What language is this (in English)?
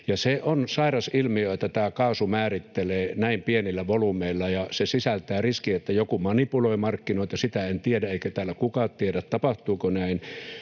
Finnish